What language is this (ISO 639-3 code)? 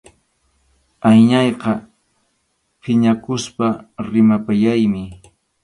qxu